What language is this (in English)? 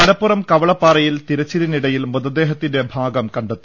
Malayalam